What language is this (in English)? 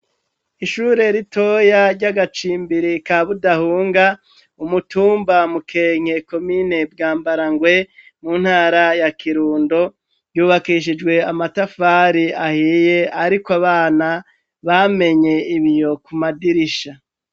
Rundi